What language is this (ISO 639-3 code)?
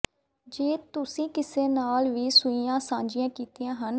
pan